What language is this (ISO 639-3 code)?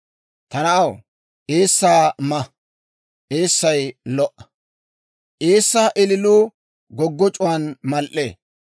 dwr